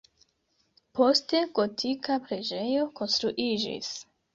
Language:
Esperanto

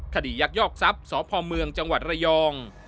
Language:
Thai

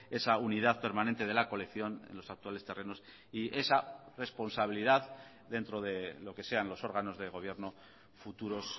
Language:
Spanish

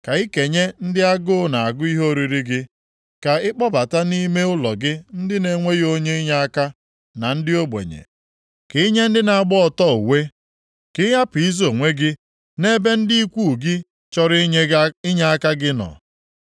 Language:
Igbo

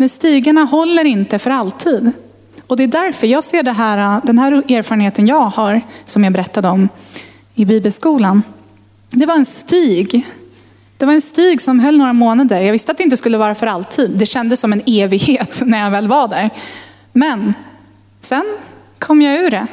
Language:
Swedish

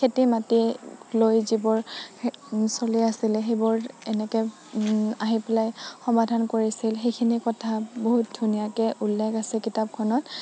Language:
Assamese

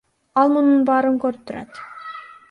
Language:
Kyrgyz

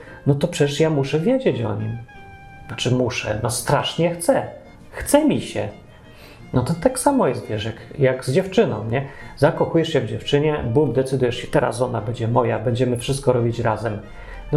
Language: Polish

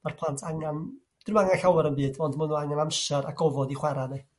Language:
Welsh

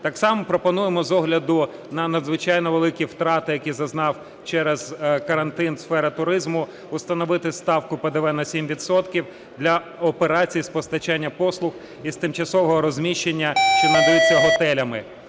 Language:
Ukrainian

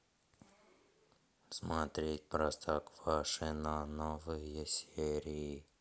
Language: Russian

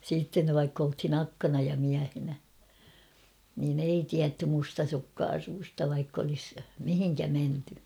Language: Finnish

